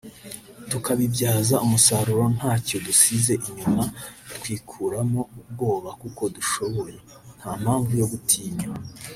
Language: Kinyarwanda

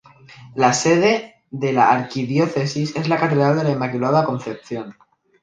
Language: Spanish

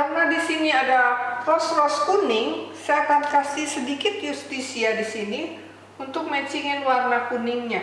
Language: Indonesian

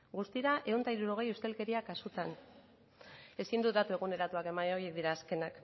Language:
Basque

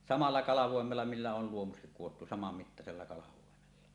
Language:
Finnish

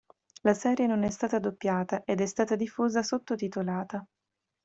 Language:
Italian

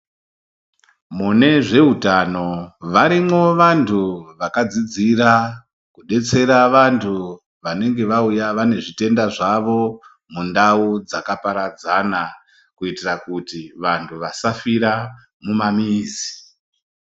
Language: Ndau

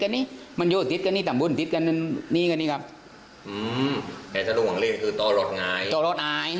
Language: Thai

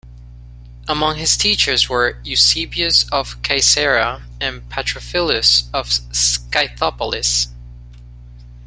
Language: English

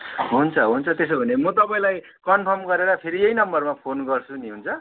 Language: Nepali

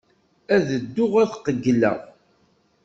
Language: Kabyle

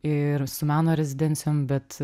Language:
Lithuanian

